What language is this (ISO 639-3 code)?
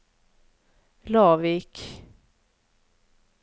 nor